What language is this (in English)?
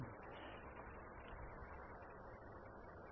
Telugu